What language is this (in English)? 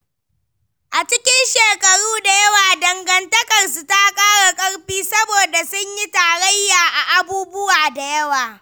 Hausa